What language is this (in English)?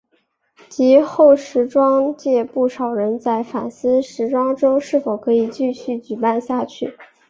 Chinese